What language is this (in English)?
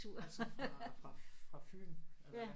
Danish